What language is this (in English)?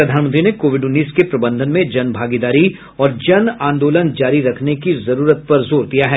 Hindi